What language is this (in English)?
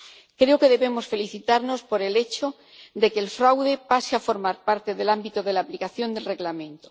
Spanish